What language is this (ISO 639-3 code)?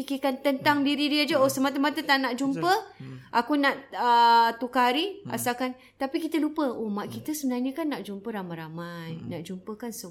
msa